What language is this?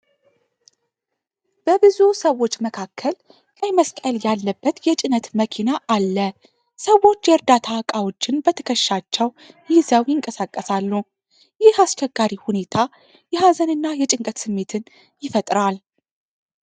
Amharic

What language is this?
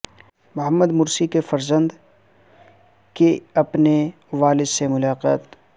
Urdu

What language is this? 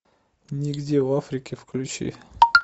Russian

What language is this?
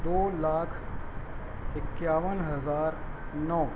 Urdu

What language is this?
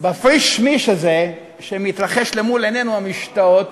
Hebrew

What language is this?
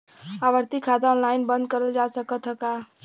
Bhojpuri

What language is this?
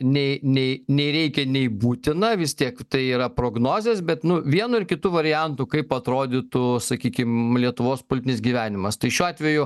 Lithuanian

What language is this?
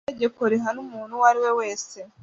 Kinyarwanda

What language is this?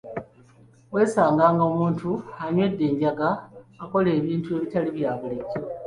Ganda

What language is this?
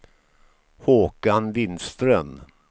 Swedish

